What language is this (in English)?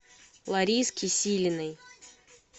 Russian